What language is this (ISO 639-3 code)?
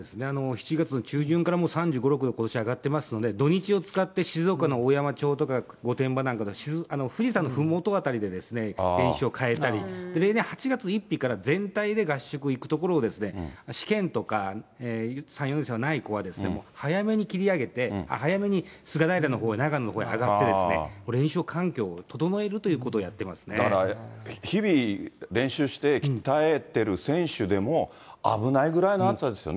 jpn